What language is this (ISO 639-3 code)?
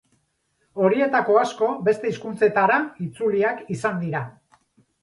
eus